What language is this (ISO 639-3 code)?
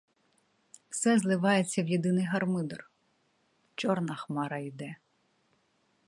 ukr